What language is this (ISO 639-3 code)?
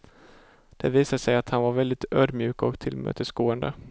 swe